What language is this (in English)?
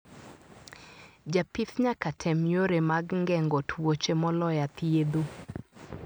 Luo (Kenya and Tanzania)